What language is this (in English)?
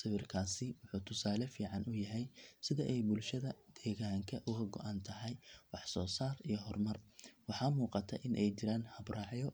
Somali